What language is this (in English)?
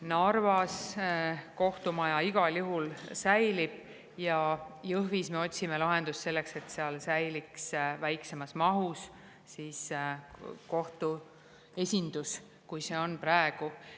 Estonian